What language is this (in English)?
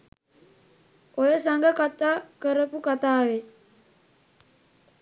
Sinhala